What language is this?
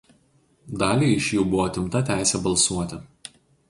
Lithuanian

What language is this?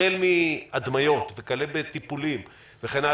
Hebrew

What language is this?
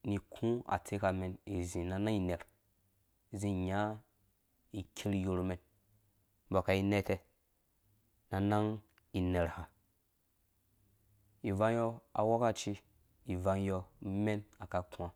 Dũya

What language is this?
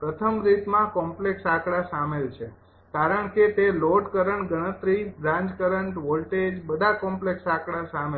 Gujarati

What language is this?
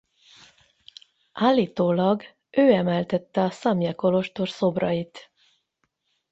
Hungarian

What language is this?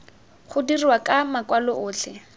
Tswana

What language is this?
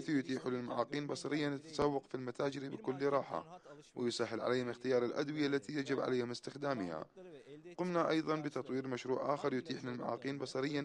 Arabic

